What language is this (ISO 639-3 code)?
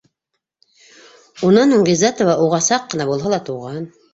bak